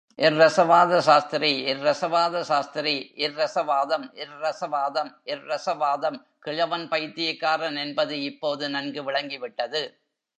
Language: Tamil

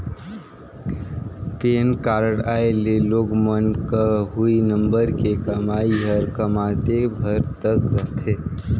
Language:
Chhattisgarhi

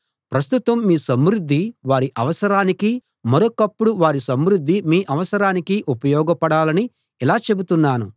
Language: Telugu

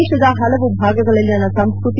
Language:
Kannada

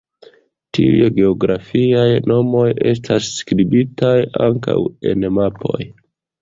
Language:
Esperanto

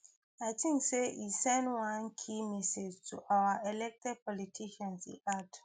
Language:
Nigerian Pidgin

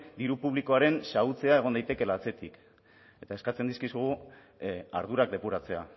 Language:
Basque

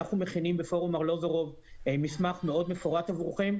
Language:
Hebrew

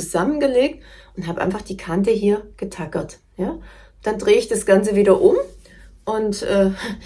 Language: German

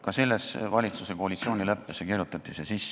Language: Estonian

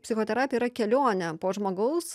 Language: Lithuanian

